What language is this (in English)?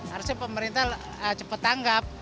Indonesian